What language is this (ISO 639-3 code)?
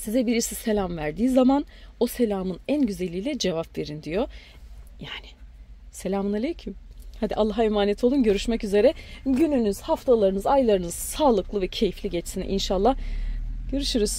tur